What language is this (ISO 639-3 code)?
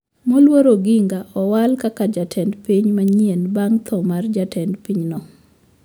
luo